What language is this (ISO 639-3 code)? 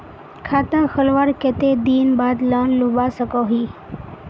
mag